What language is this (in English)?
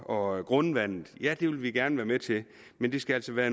Danish